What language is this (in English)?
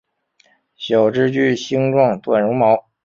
Chinese